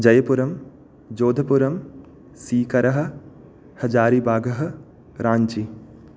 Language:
Sanskrit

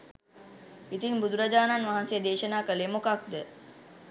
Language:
Sinhala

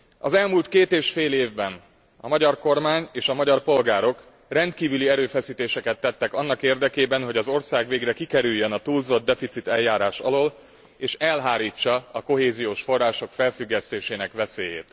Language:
Hungarian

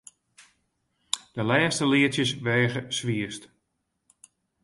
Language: Western Frisian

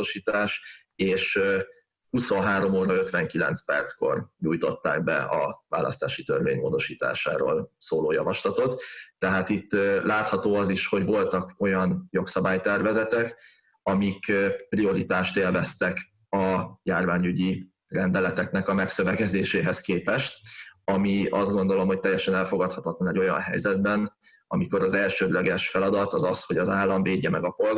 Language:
Hungarian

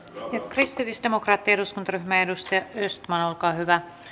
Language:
Finnish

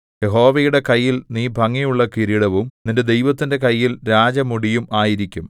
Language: Malayalam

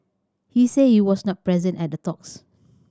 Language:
English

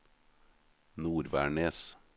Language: Norwegian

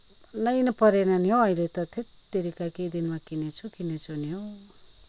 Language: Nepali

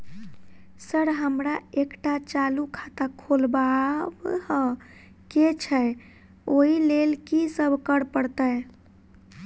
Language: Maithili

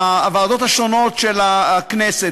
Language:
Hebrew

